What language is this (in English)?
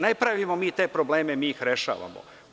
Serbian